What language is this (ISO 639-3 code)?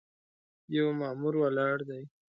pus